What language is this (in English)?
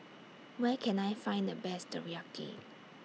English